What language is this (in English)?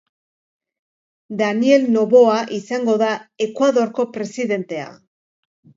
Basque